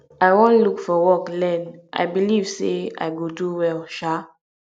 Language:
Nigerian Pidgin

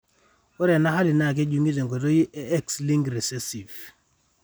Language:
Masai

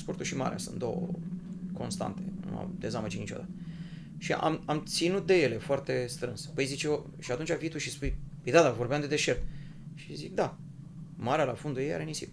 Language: Romanian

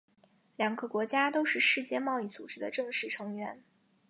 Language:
Chinese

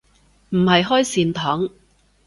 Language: Cantonese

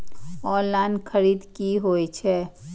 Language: Maithili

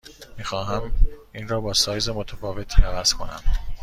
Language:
Persian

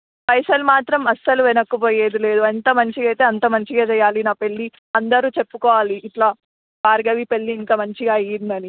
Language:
Telugu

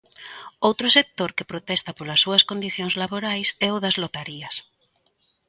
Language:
Galician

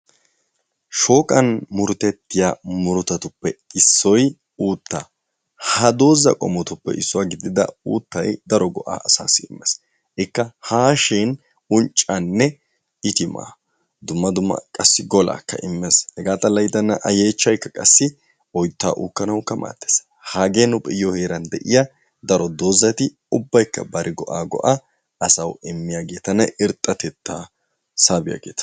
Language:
Wolaytta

